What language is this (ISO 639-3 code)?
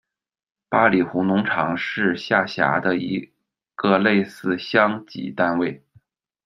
zho